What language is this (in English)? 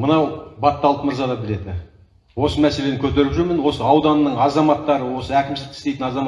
Turkish